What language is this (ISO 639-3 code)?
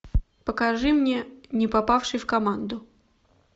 rus